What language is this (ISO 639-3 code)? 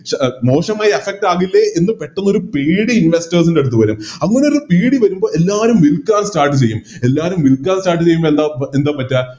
mal